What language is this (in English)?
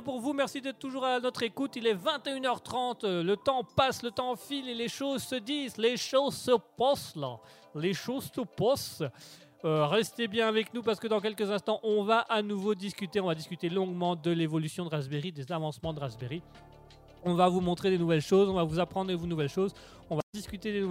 French